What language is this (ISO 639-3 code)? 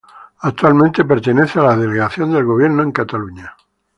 spa